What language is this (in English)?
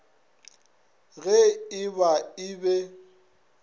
Northern Sotho